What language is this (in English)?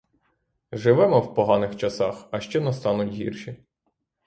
Ukrainian